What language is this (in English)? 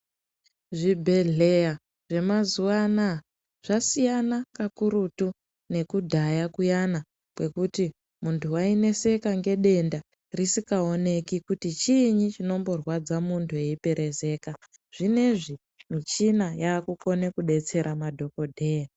Ndau